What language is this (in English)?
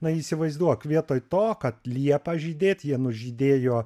Lithuanian